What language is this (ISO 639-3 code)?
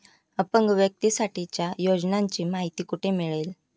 mar